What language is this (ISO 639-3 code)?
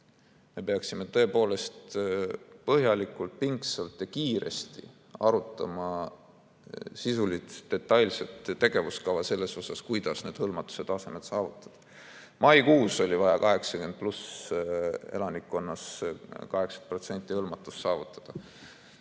est